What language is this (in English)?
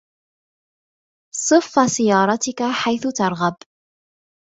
Arabic